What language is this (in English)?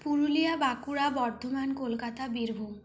Bangla